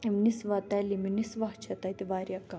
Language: Kashmiri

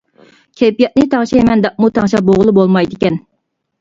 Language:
Uyghur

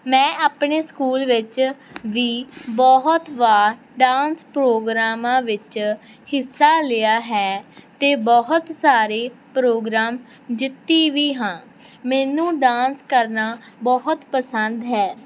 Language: Punjabi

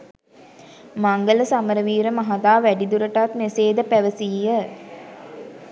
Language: Sinhala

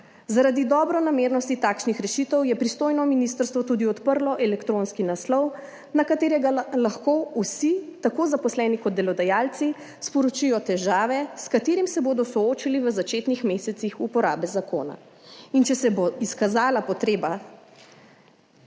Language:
Slovenian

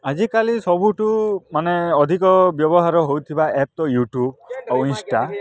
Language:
Odia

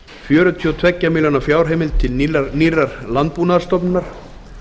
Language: Icelandic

